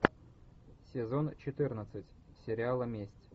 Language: Russian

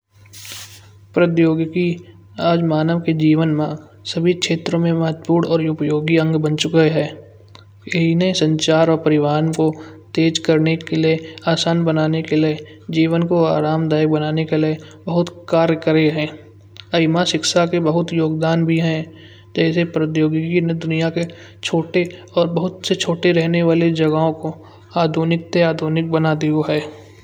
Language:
Kanauji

